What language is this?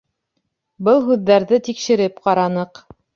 Bashkir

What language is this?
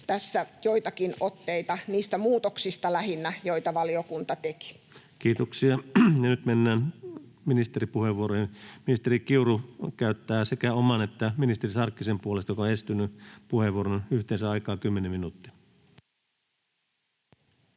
Finnish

